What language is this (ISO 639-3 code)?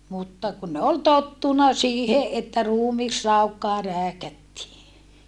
fin